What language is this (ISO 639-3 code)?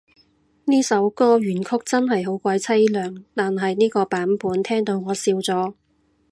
yue